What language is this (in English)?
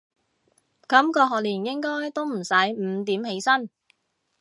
Cantonese